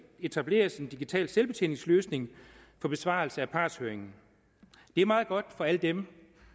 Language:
Danish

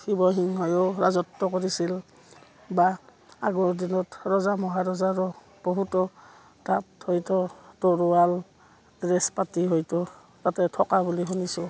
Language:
Assamese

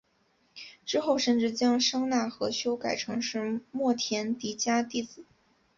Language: Chinese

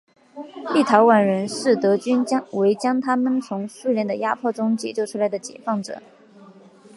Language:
Chinese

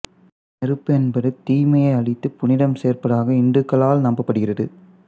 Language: Tamil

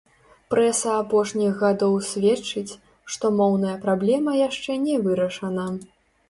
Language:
Belarusian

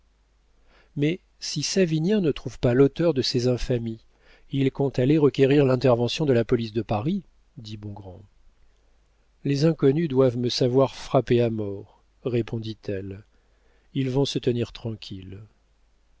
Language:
French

